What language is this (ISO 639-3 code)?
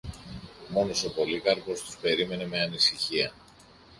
ell